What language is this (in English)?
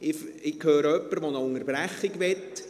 Swiss German